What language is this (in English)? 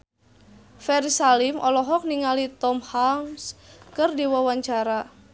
Sundanese